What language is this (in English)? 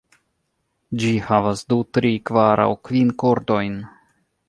Esperanto